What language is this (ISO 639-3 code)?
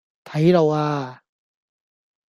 yue